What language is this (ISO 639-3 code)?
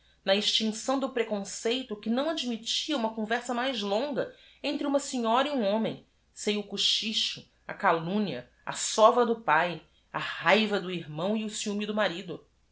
por